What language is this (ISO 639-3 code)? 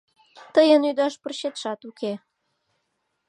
chm